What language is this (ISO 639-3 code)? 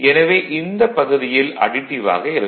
tam